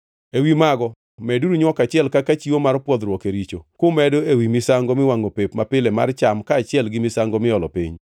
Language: Luo (Kenya and Tanzania)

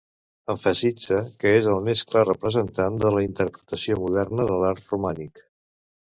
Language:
Catalan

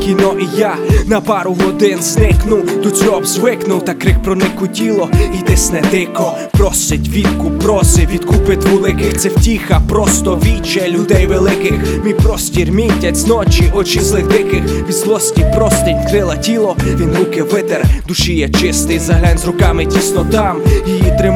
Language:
Ukrainian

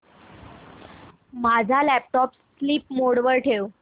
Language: Marathi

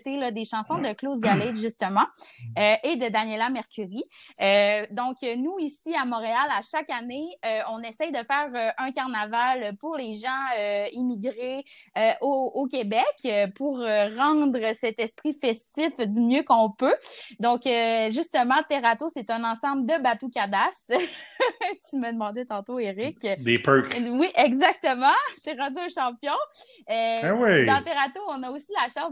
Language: French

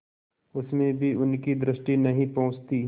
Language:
Hindi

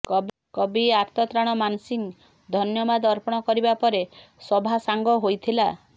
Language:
Odia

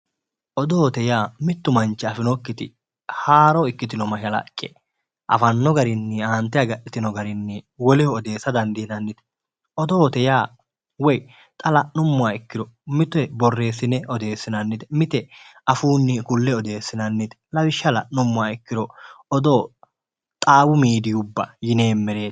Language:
Sidamo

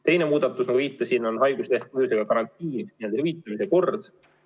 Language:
Estonian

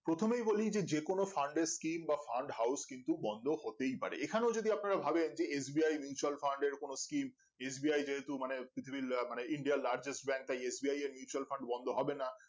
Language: Bangla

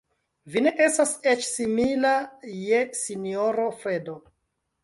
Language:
Esperanto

